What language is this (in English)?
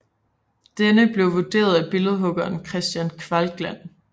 Danish